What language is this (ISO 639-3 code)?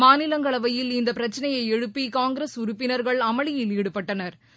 tam